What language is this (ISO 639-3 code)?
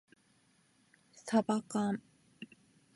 jpn